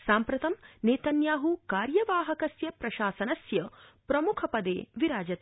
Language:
Sanskrit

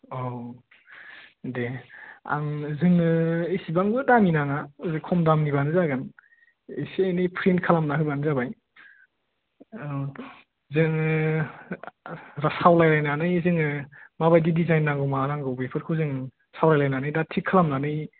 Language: Bodo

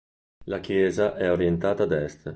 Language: Italian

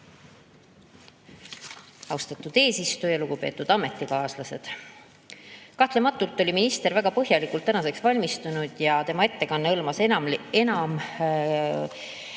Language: Estonian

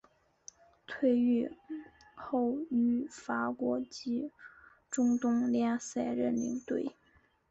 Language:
Chinese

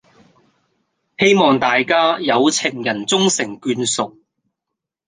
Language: Cantonese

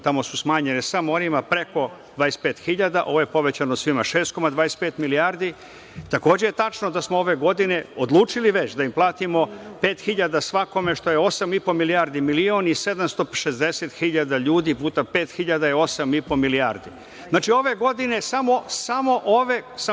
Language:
Serbian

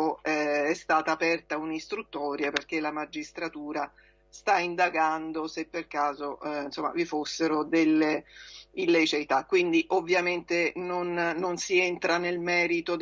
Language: Italian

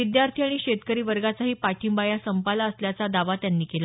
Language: Marathi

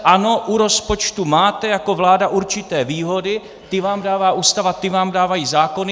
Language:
Czech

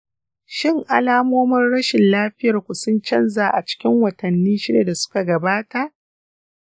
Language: Hausa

